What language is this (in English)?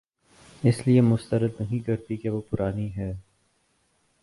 Urdu